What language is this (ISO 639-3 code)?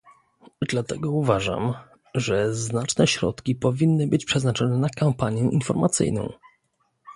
pol